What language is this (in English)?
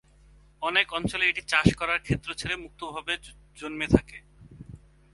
Bangla